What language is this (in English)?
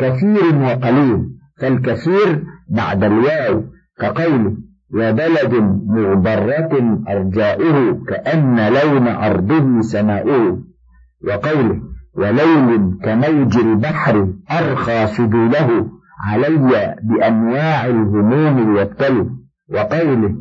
Arabic